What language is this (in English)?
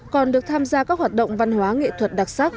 Vietnamese